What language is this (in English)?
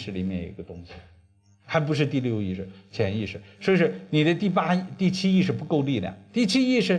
Chinese